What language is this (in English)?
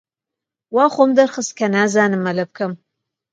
Central Kurdish